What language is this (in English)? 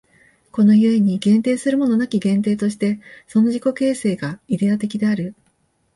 Japanese